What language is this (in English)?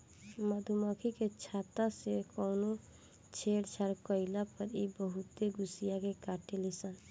Bhojpuri